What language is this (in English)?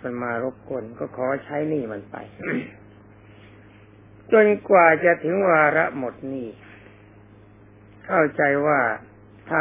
Thai